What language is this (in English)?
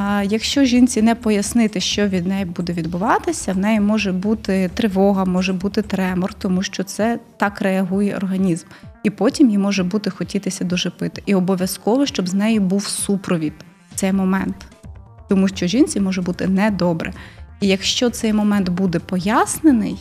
Ukrainian